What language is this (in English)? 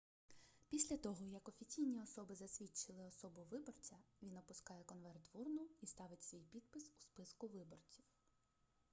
Ukrainian